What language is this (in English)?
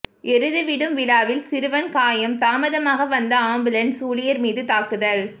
Tamil